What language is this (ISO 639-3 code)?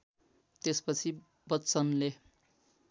nep